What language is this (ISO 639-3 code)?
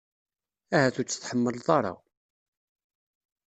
kab